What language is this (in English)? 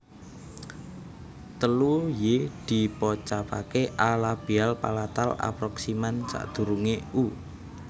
Javanese